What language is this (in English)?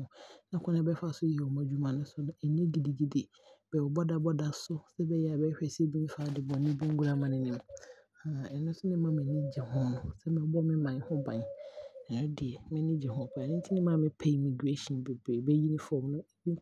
Abron